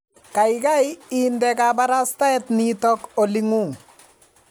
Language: Kalenjin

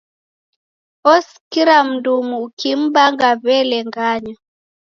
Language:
Taita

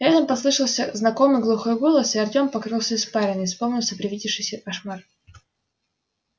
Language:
Russian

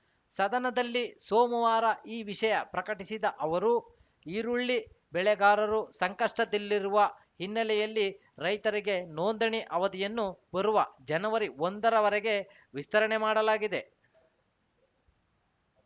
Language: Kannada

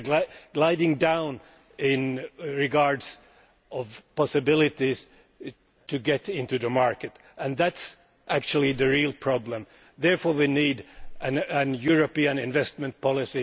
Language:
English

